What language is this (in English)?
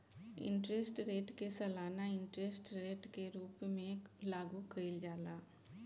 Bhojpuri